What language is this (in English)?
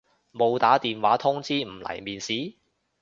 Cantonese